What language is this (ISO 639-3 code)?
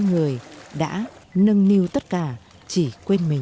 vie